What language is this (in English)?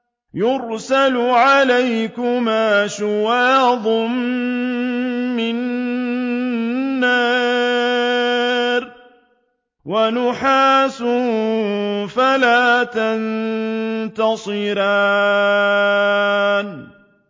Arabic